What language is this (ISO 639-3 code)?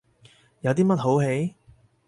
yue